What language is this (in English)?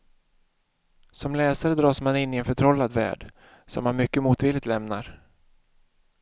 Swedish